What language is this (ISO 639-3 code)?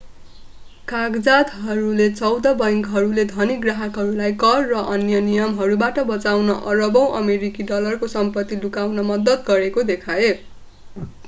nep